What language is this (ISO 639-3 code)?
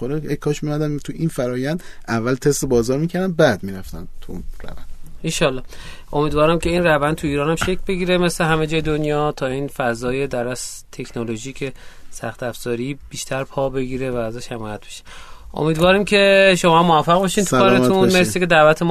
fas